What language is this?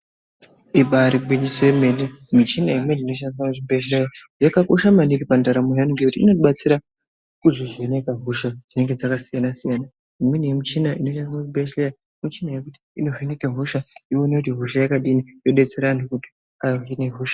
Ndau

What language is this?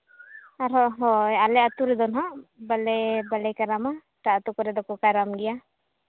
Santali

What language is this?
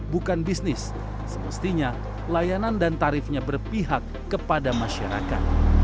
Indonesian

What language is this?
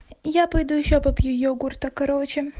Russian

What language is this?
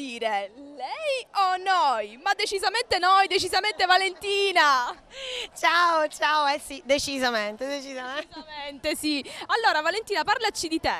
Italian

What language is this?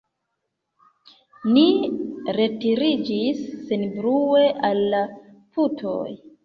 Esperanto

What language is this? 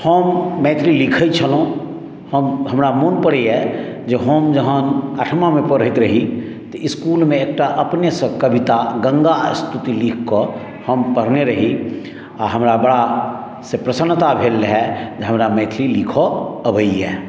Maithili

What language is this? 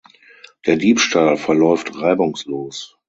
German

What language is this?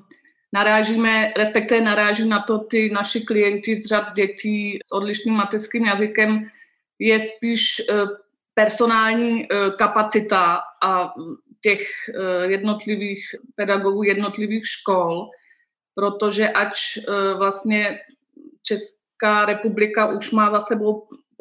Czech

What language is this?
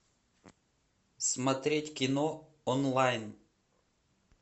Russian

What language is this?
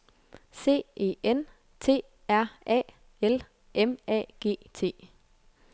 Danish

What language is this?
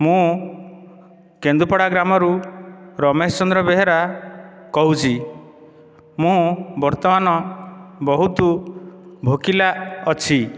Odia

